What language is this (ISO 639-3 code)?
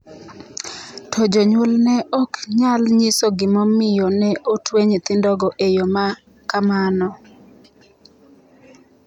luo